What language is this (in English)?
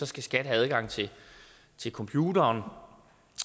Danish